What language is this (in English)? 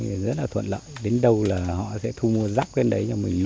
Vietnamese